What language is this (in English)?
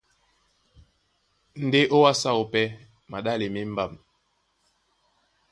Duala